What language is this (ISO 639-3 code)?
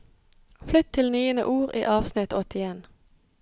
nor